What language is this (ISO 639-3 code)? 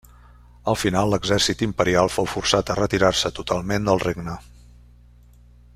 cat